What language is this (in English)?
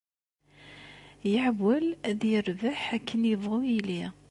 Kabyle